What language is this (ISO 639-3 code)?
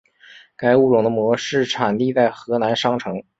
zho